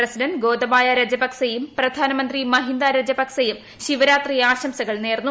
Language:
Malayalam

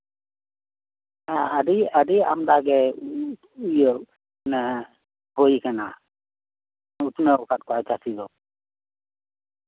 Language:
Santali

